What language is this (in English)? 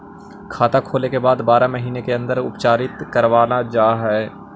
Magahi